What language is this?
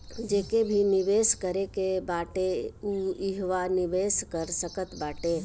Bhojpuri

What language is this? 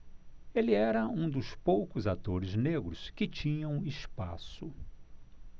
Portuguese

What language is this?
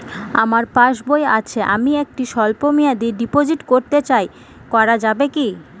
Bangla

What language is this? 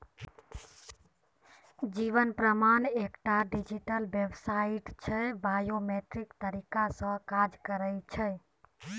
Maithili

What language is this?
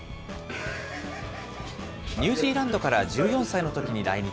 Japanese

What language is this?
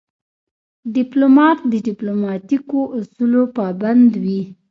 Pashto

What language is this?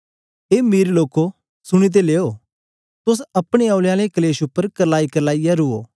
Dogri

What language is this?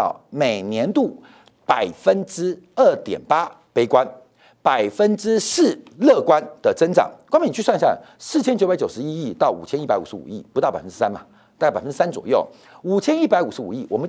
Chinese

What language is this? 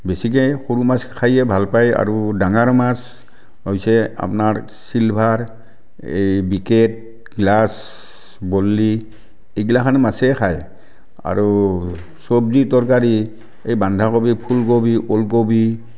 Assamese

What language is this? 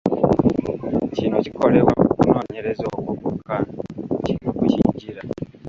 Ganda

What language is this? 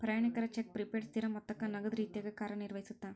Kannada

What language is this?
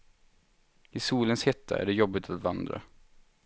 Swedish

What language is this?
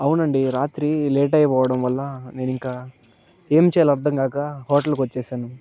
Telugu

